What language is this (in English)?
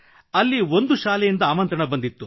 Kannada